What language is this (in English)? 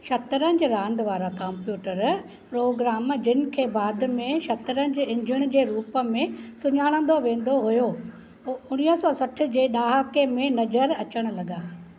Sindhi